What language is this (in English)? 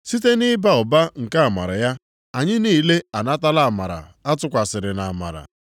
Igbo